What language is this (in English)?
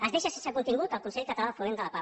Catalan